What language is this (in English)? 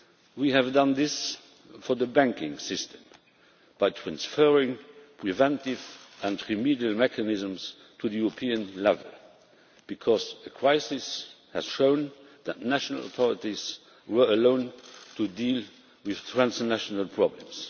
English